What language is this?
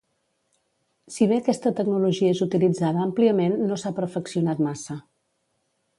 Catalan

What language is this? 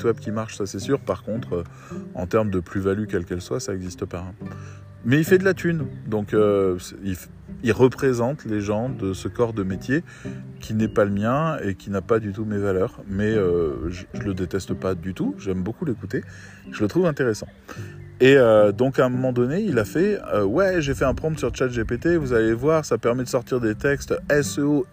French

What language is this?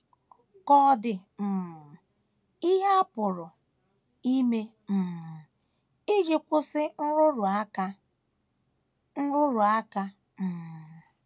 Igbo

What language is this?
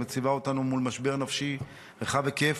Hebrew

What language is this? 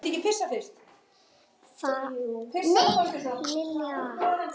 Icelandic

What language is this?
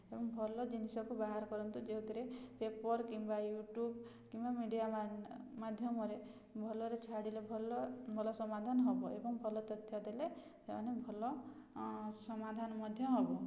Odia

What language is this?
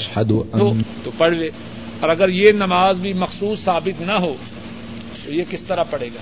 Urdu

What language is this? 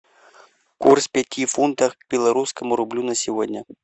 Russian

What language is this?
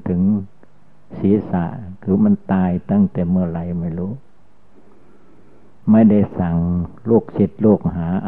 Thai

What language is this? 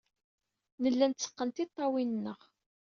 Kabyle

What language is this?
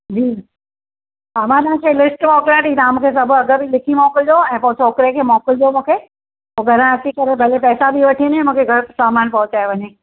Sindhi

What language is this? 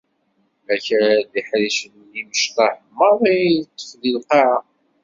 Kabyle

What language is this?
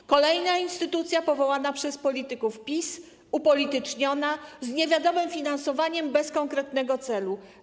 Polish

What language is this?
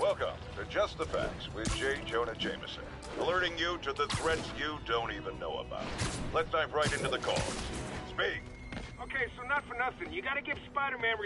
English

